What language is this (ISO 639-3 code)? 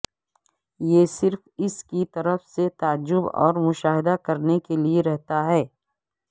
urd